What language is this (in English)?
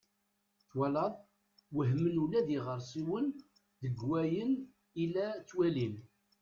Kabyle